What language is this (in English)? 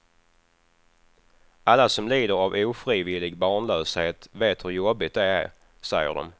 Swedish